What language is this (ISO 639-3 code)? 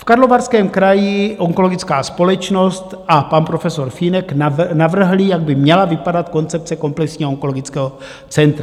ces